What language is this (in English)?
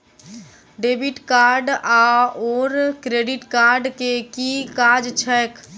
Maithili